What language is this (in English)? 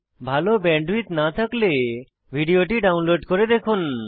Bangla